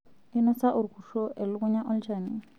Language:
Masai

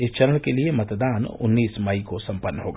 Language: Hindi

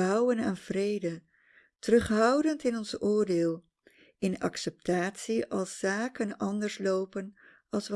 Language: Dutch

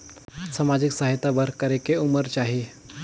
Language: Chhattisgarhi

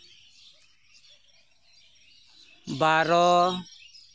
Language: Santali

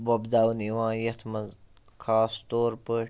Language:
Kashmiri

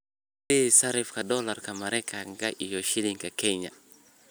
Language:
Somali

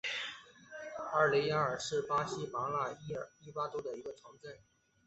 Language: Chinese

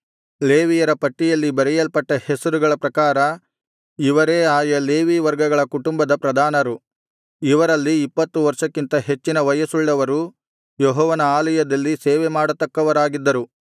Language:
Kannada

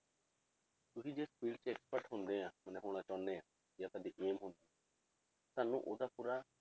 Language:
Punjabi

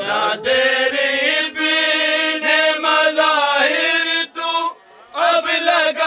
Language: Urdu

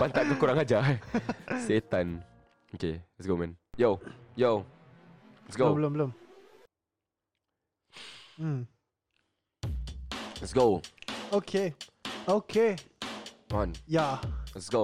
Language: Malay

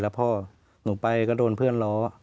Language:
Thai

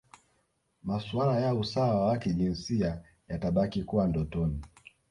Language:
Swahili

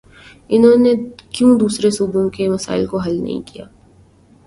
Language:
Urdu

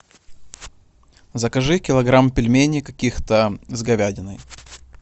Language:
Russian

